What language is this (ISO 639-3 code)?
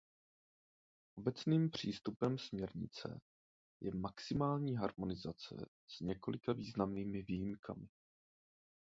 ces